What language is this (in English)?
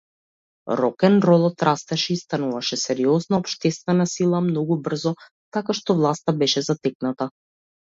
Macedonian